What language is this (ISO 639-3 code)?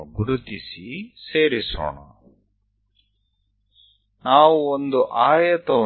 guj